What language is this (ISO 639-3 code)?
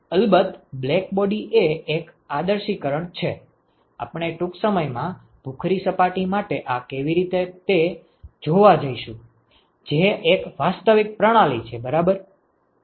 guj